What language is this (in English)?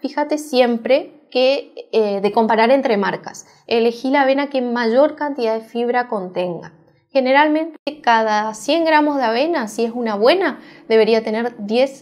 Spanish